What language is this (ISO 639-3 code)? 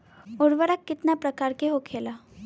bho